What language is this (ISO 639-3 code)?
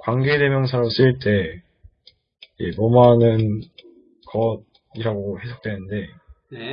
kor